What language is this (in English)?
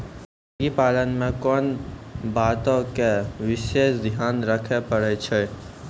Maithili